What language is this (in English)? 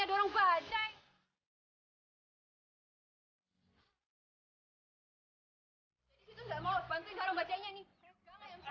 Indonesian